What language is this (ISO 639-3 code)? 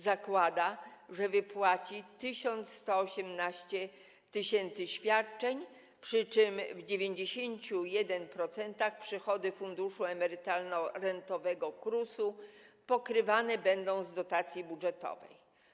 pol